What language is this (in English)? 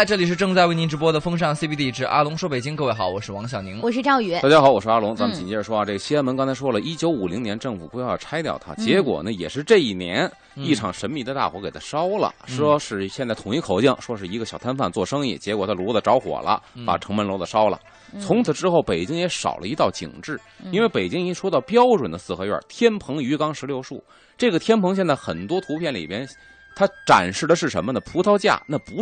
Chinese